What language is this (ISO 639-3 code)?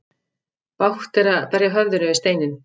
isl